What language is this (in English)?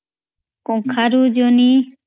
Odia